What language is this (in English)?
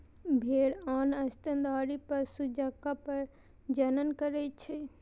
Maithili